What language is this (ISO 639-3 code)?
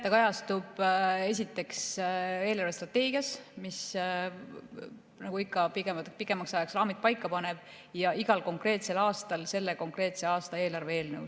est